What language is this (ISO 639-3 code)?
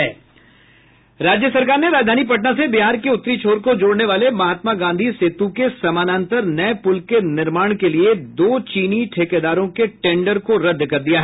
hin